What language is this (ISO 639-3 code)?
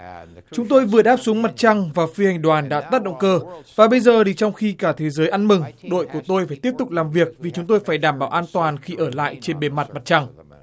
vie